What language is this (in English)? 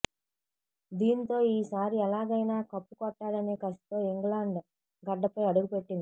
Telugu